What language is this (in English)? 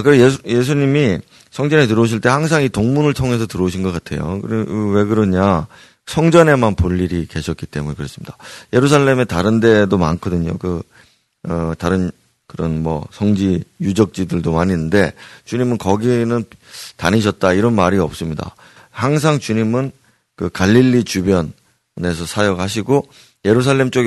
Korean